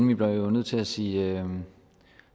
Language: Danish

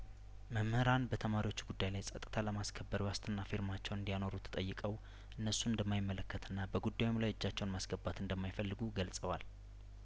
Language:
Amharic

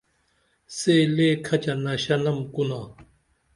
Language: Dameli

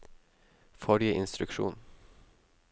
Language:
Norwegian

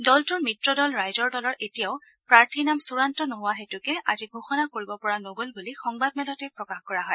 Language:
Assamese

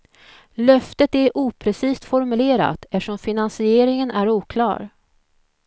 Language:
Swedish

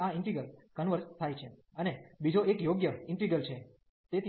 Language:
Gujarati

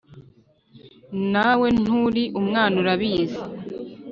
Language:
Kinyarwanda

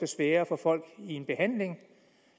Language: Danish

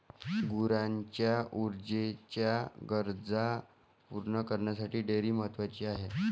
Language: Marathi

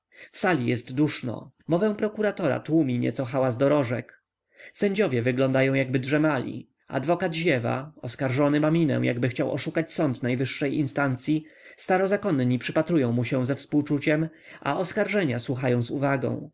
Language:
Polish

